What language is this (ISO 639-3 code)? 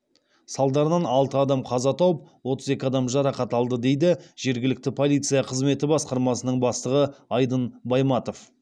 kaz